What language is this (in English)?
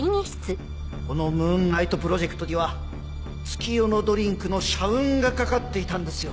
Japanese